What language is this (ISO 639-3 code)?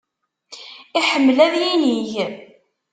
kab